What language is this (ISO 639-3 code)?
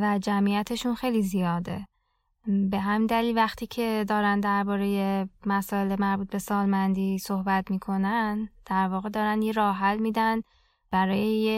fas